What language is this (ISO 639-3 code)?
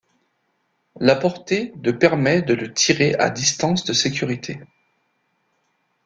fra